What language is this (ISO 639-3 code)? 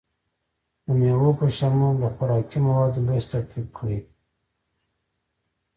pus